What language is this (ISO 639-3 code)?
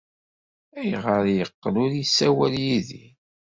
kab